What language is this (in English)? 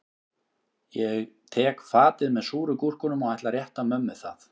Icelandic